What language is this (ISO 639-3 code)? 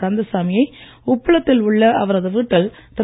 tam